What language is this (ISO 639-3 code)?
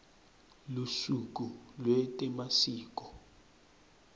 ssw